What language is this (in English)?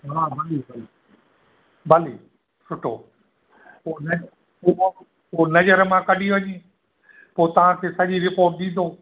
Sindhi